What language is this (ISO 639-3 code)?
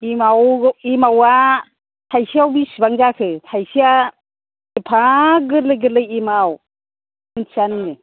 brx